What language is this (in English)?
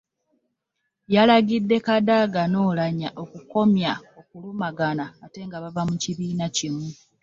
Ganda